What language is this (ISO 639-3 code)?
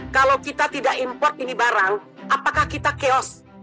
ind